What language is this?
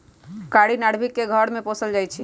Magahi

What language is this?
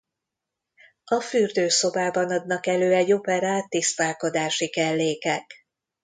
Hungarian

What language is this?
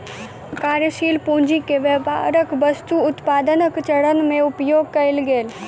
Maithili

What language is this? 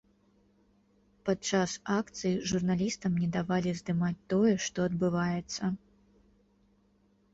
Belarusian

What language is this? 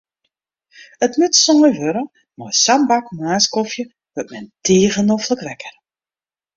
Western Frisian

